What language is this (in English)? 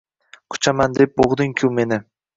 Uzbek